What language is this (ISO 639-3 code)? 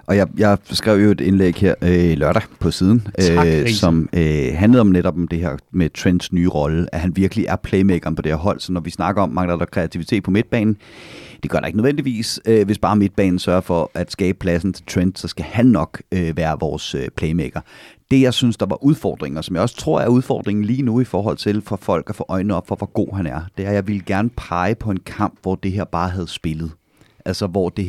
dan